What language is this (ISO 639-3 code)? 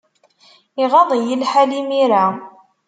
kab